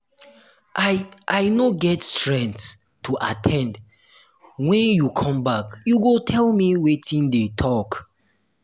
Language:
Nigerian Pidgin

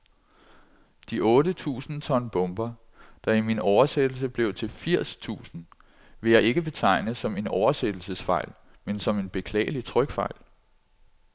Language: Danish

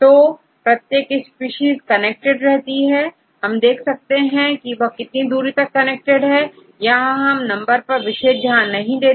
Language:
Hindi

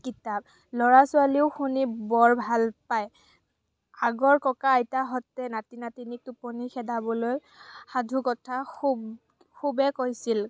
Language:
Assamese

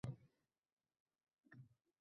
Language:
Uzbek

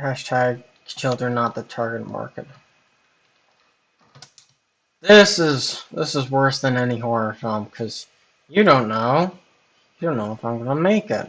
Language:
English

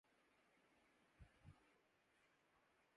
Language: Urdu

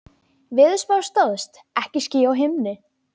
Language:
Icelandic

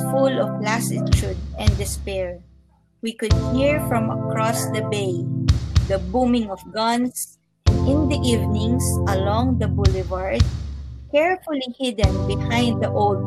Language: Filipino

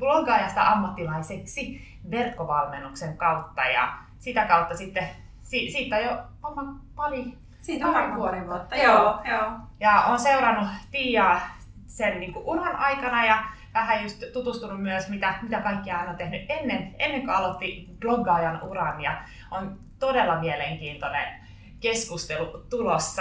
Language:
Finnish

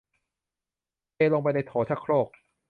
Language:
Thai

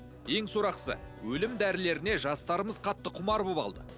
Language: Kazakh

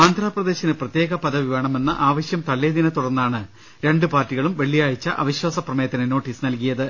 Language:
Malayalam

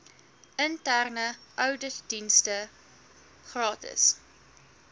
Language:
Afrikaans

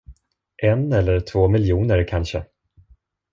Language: Swedish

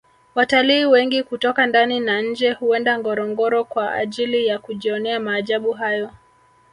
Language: Swahili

